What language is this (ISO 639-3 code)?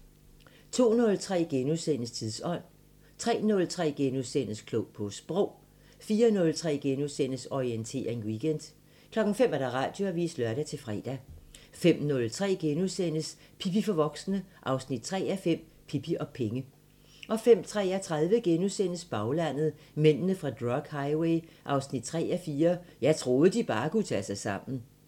dan